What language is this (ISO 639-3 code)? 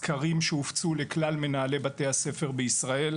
heb